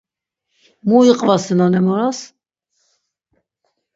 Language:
Laz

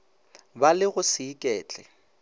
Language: Northern Sotho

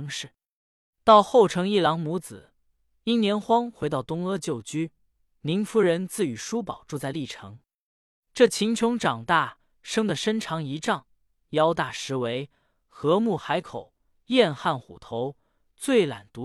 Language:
Chinese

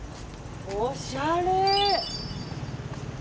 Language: Japanese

